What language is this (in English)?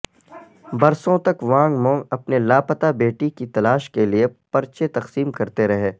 Urdu